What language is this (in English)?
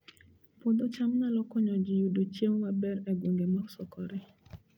Luo (Kenya and Tanzania)